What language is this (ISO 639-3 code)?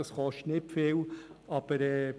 gsw